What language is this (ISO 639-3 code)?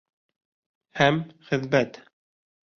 bak